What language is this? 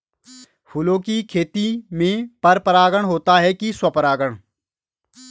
Hindi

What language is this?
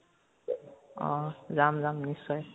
Assamese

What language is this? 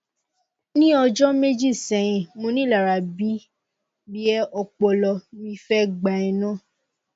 Yoruba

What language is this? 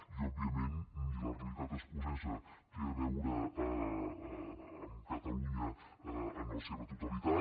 Catalan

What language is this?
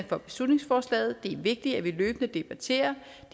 Danish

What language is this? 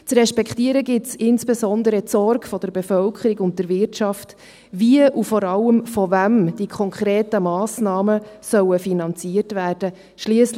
Swiss German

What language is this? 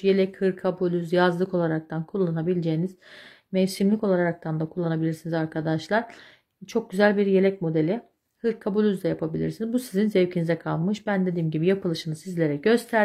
Turkish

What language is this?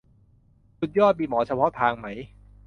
Thai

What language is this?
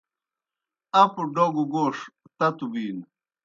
Kohistani Shina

